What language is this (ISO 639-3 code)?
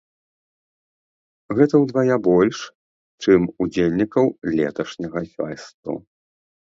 bel